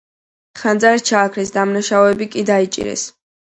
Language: Georgian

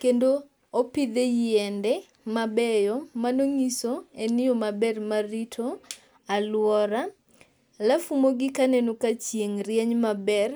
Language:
Luo (Kenya and Tanzania)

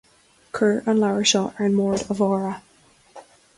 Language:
Irish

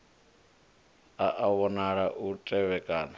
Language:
Venda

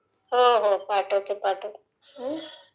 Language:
Marathi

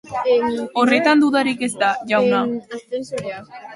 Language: Basque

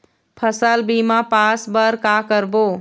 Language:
Chhattisgarhi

